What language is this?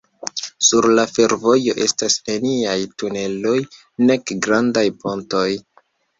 Esperanto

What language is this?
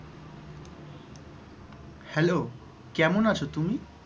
Bangla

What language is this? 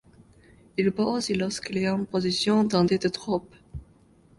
French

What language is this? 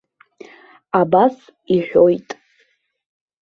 Abkhazian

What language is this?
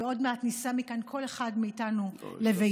Hebrew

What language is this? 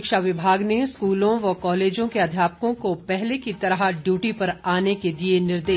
Hindi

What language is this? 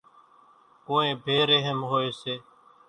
Kachi Koli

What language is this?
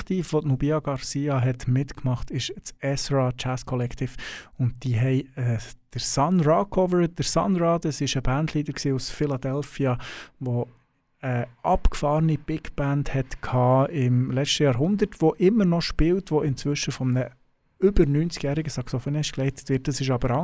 German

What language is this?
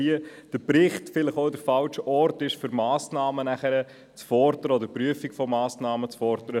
Swiss German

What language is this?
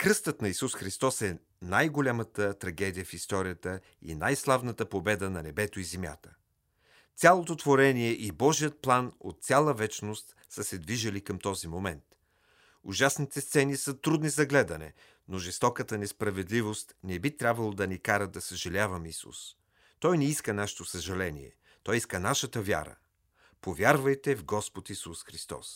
Bulgarian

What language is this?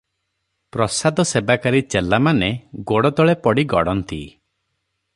Odia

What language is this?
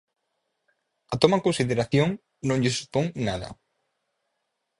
Galician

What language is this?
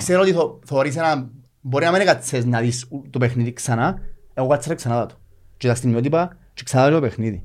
Greek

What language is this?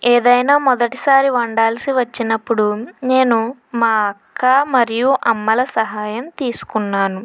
Telugu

